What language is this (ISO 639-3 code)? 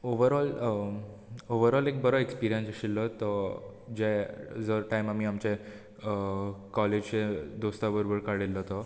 kok